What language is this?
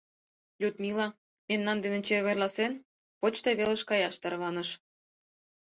Mari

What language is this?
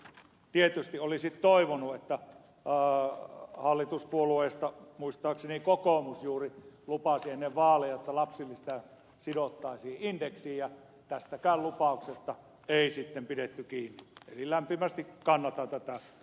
Finnish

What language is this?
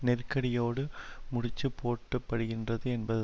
Tamil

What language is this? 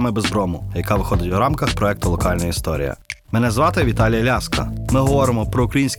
Ukrainian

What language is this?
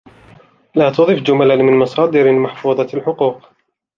Arabic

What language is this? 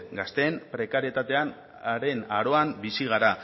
Basque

